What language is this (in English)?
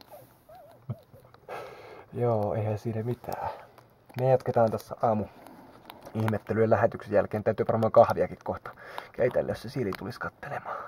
Finnish